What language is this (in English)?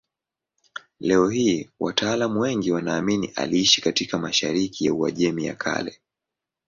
Swahili